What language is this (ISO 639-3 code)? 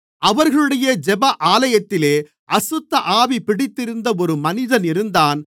tam